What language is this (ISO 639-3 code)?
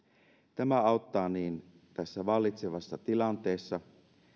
fin